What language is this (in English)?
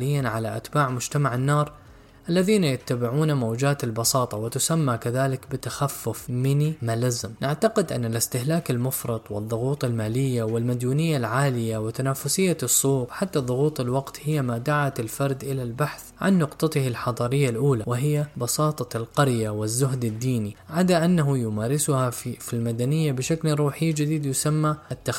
Arabic